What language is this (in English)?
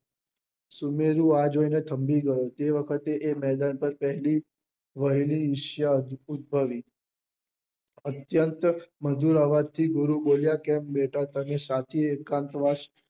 Gujarati